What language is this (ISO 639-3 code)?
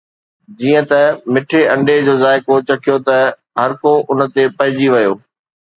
snd